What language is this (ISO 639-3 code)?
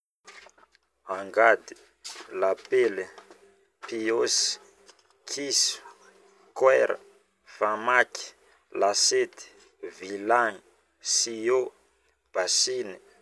bmm